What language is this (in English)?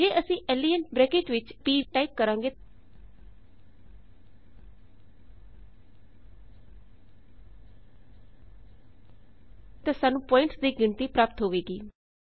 Punjabi